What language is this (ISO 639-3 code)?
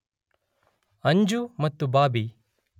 kan